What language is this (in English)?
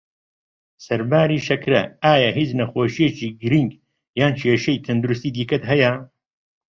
Central Kurdish